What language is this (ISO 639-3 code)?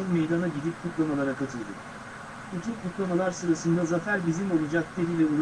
tur